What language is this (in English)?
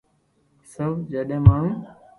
Loarki